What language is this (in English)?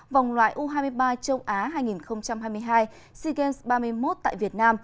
Vietnamese